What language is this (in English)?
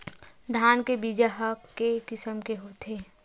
Chhattisgarhi